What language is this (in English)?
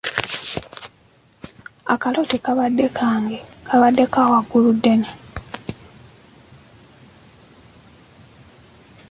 Ganda